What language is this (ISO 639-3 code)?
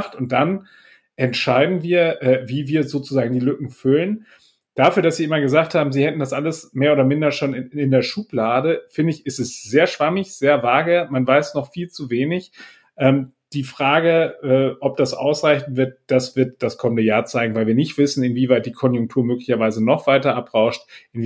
deu